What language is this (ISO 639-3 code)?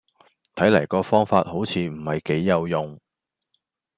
yue